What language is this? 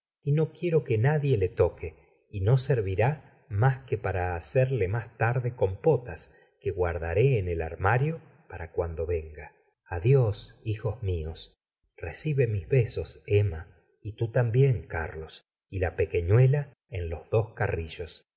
Spanish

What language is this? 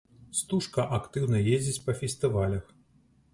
Belarusian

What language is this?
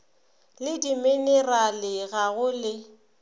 Northern Sotho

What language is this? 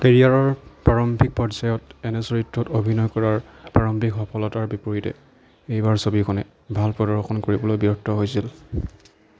Assamese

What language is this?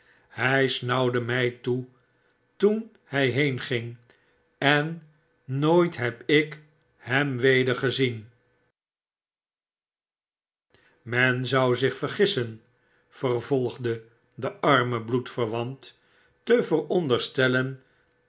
Dutch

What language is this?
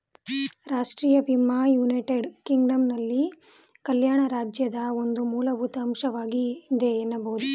Kannada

